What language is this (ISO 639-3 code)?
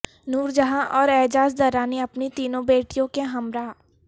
urd